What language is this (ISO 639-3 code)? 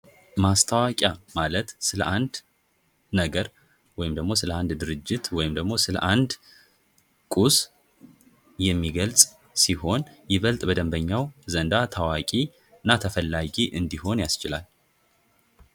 amh